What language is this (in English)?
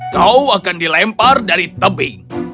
Indonesian